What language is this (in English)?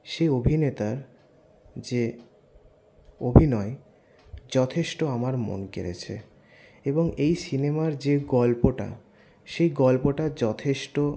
Bangla